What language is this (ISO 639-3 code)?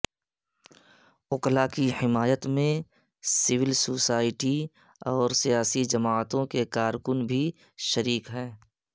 urd